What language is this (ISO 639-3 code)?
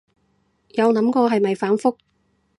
yue